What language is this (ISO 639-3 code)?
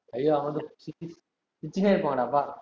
tam